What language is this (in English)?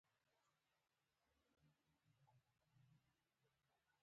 Pashto